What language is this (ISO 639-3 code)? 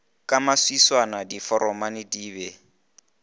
nso